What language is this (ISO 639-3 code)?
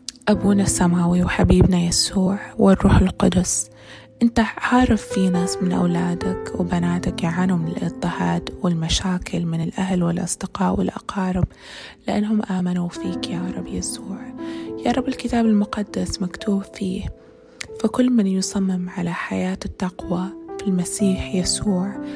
ara